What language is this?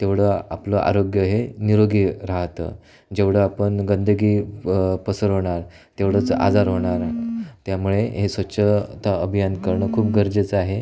Marathi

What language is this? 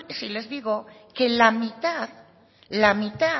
Spanish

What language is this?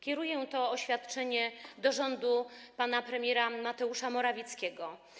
Polish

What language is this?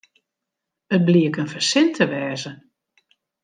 Western Frisian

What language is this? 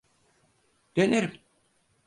Turkish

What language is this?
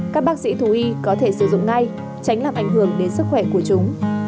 Vietnamese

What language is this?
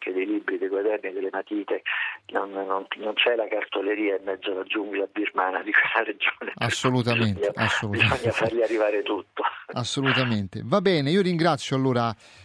Italian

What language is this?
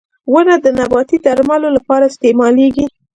Pashto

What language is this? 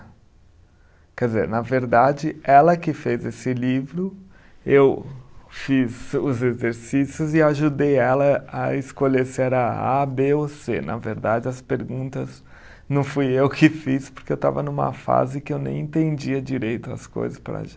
Portuguese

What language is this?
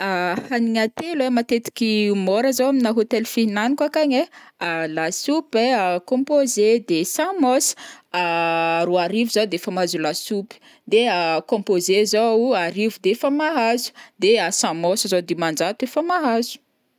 Northern Betsimisaraka Malagasy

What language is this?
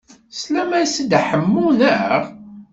Kabyle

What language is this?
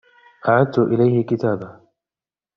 Arabic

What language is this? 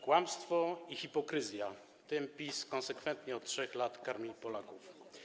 Polish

